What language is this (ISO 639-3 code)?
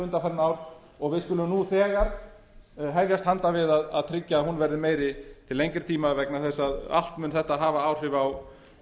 isl